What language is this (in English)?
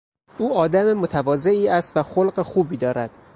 Persian